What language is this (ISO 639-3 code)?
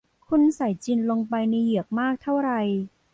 tha